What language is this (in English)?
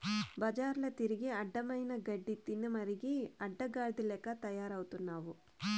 Telugu